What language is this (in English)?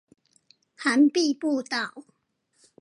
Chinese